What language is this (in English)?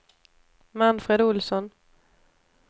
Swedish